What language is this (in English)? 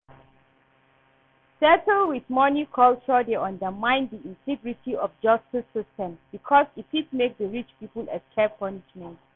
Nigerian Pidgin